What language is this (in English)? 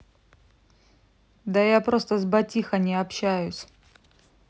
Russian